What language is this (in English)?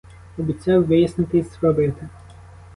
Ukrainian